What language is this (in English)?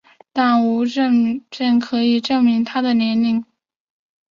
Chinese